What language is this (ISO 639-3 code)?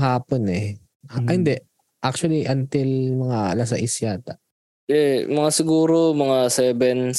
fil